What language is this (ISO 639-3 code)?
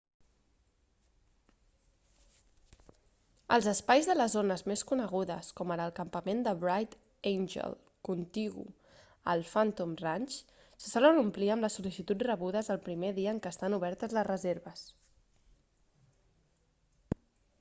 cat